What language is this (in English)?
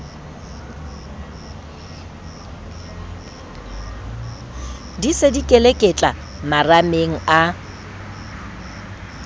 Southern Sotho